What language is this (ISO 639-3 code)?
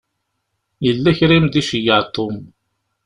kab